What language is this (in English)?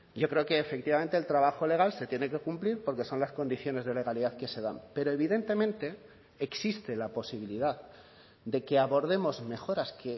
Spanish